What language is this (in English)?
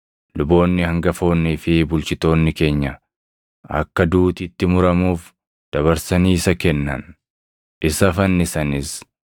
Oromo